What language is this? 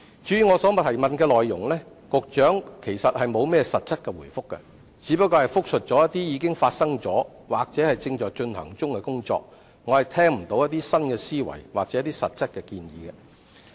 Cantonese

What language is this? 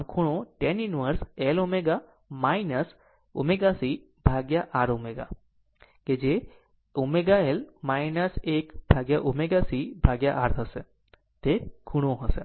Gujarati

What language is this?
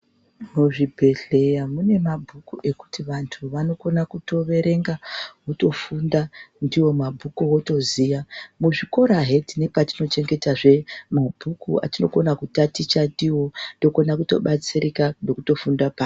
Ndau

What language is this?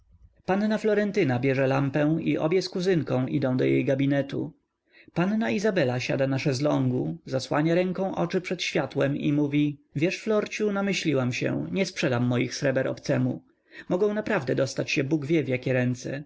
Polish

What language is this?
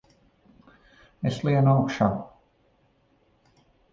Latvian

